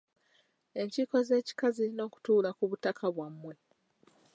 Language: Ganda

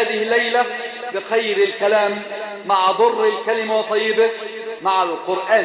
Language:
Arabic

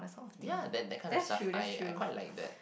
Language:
English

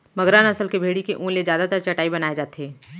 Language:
Chhattisgarhi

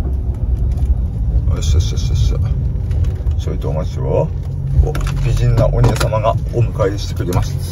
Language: Japanese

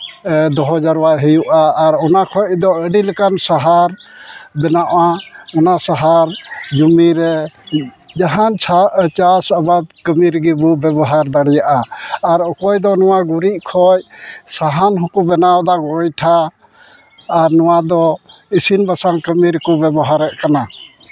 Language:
Santali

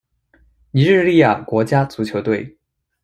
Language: Chinese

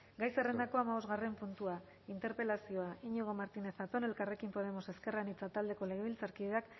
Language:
Basque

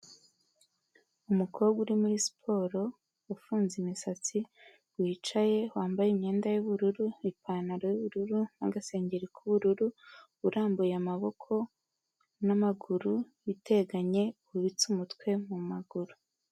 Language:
Kinyarwanda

